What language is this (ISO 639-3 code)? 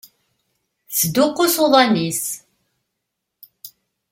kab